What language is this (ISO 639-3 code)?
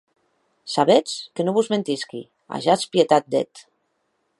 oci